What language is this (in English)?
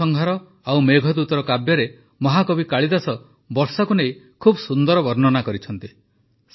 Odia